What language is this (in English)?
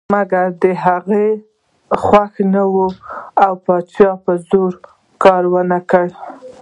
Pashto